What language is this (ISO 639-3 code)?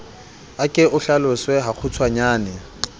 sot